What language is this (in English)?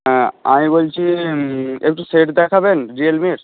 Bangla